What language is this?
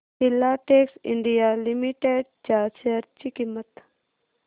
Marathi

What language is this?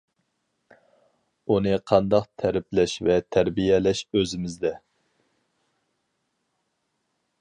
Uyghur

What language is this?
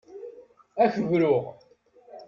Kabyle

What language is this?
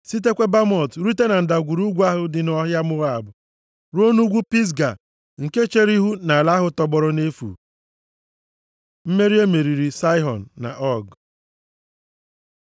Igbo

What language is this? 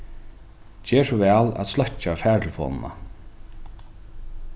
Faroese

